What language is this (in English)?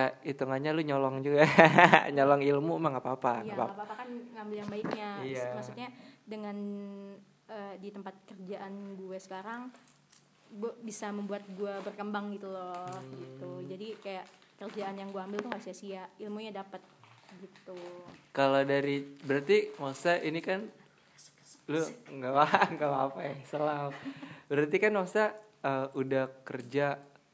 Indonesian